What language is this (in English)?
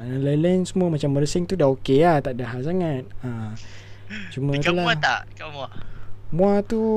Malay